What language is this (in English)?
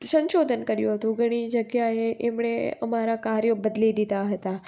Gujarati